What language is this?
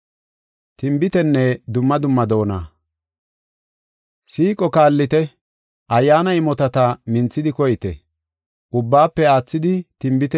Gofa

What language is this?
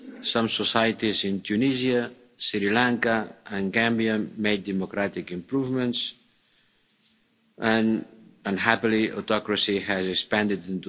English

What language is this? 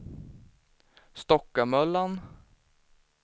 Swedish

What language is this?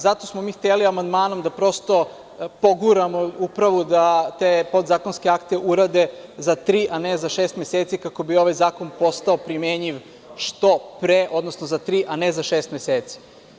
Serbian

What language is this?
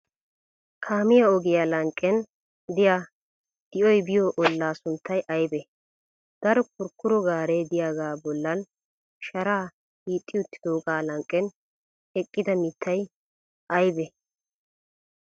Wolaytta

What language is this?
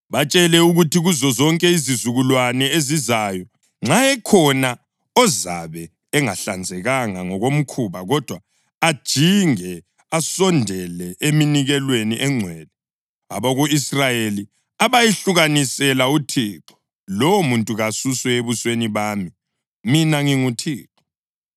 North Ndebele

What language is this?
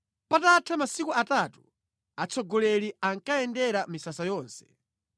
Nyanja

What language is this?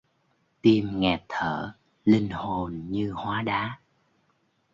Vietnamese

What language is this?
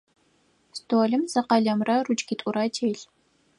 Adyghe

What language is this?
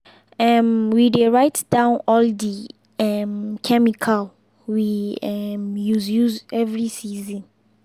Nigerian Pidgin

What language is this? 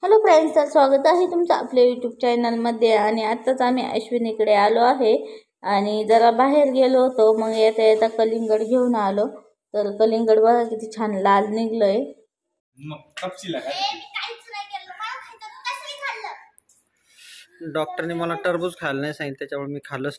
Hindi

